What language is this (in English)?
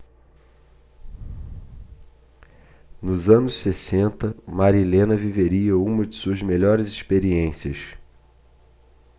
Portuguese